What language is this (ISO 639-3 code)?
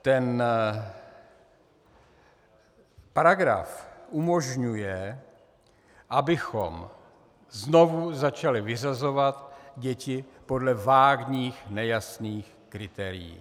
ces